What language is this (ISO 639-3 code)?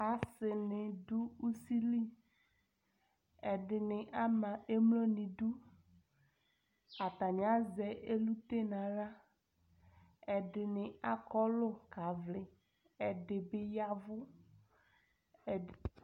kpo